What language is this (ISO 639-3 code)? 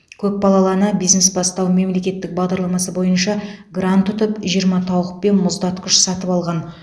kaz